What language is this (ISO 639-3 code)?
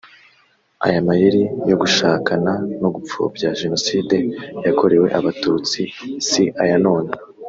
kin